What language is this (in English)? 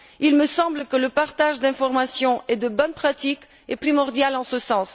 French